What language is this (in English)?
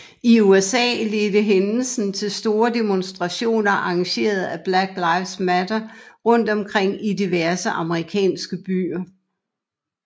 Danish